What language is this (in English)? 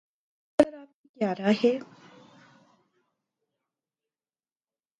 Urdu